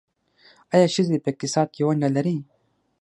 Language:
Pashto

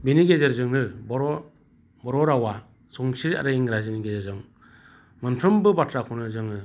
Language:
Bodo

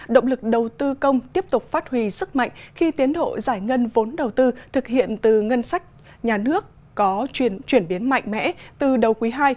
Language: Vietnamese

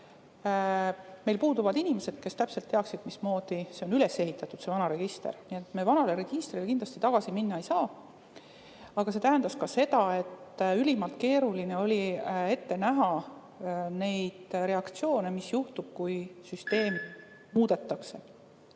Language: Estonian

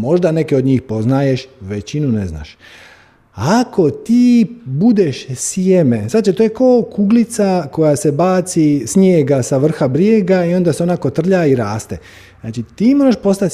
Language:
Croatian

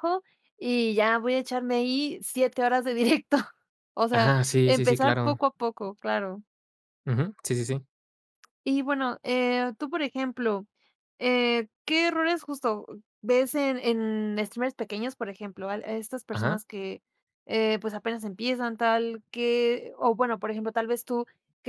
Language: Spanish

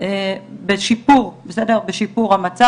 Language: Hebrew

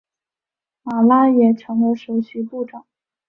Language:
Chinese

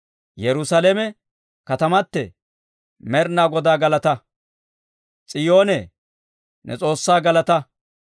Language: Dawro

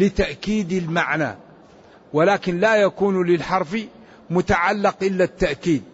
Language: Arabic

